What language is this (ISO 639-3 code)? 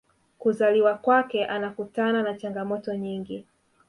swa